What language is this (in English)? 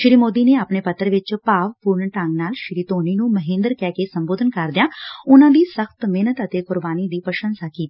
Punjabi